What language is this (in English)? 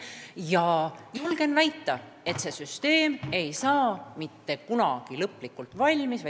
Estonian